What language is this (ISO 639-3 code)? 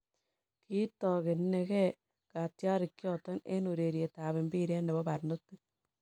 kln